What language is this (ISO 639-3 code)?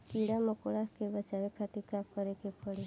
bho